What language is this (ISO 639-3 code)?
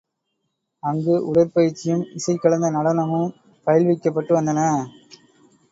tam